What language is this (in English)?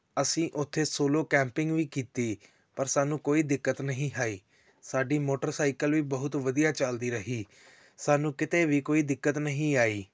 Punjabi